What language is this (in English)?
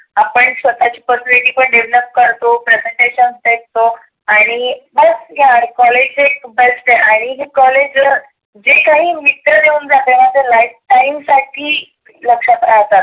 Marathi